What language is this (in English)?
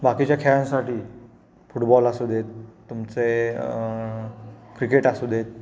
Marathi